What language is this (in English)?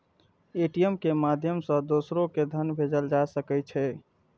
Maithili